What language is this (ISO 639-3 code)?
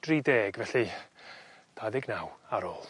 cym